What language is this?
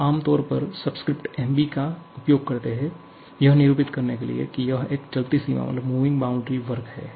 Hindi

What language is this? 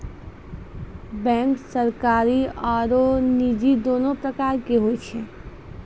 Maithili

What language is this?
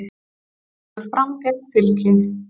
Icelandic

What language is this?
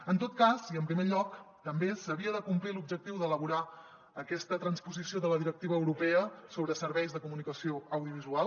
Catalan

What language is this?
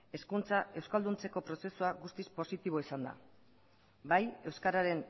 Basque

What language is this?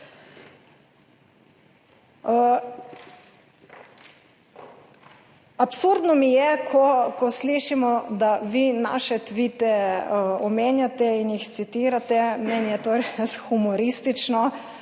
Slovenian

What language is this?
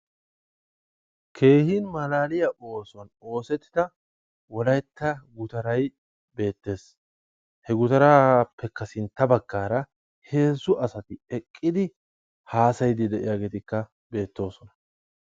Wolaytta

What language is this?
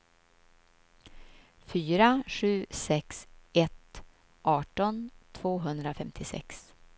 Swedish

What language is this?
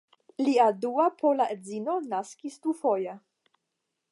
Esperanto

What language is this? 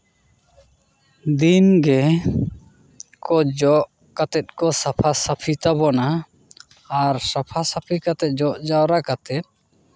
Santali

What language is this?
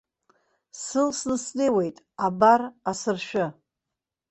Abkhazian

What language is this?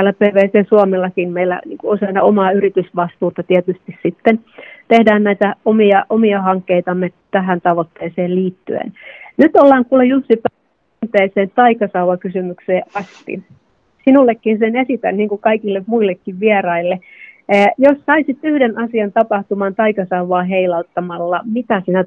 Finnish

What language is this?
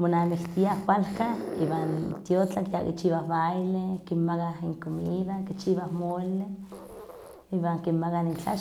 Huaxcaleca Nahuatl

